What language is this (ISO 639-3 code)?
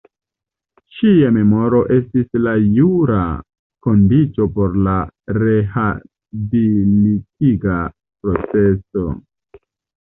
epo